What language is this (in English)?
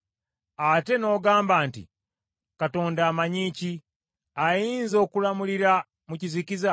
Ganda